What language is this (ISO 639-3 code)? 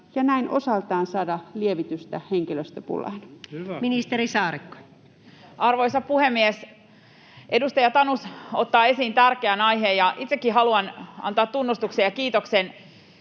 fin